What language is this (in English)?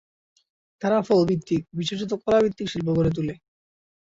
Bangla